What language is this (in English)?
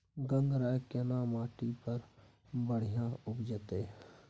Maithili